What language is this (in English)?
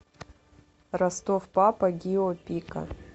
Russian